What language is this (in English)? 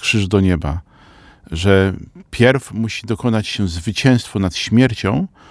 Polish